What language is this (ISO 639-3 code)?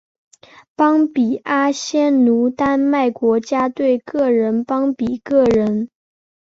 zho